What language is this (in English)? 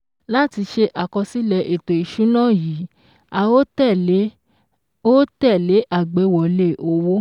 Yoruba